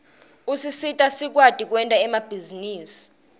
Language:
Swati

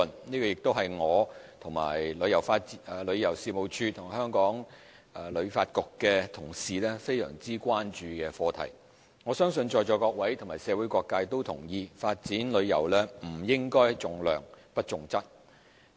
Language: Cantonese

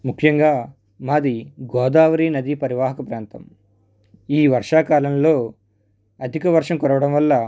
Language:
Telugu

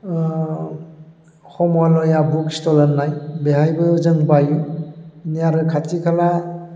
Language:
Bodo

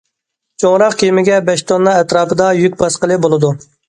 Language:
Uyghur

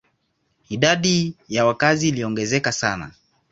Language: Swahili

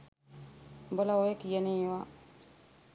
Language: Sinhala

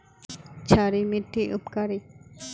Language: Magahi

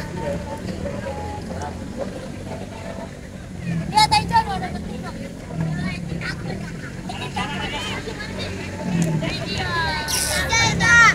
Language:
Indonesian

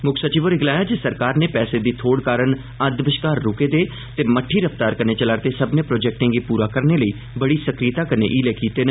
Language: Dogri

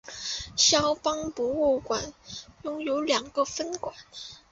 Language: Chinese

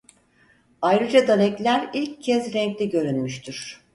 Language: Turkish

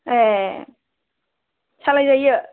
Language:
Bodo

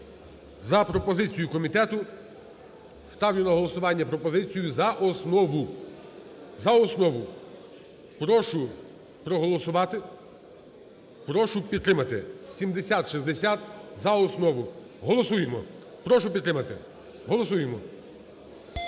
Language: Ukrainian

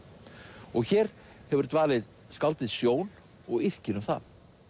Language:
Icelandic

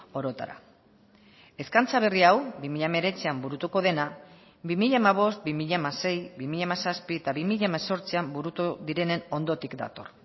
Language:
Basque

